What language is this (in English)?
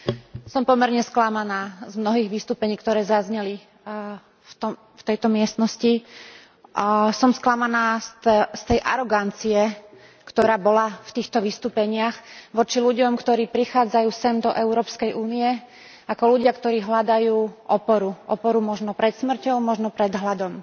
Slovak